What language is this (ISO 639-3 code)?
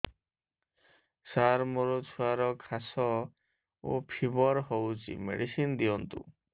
ori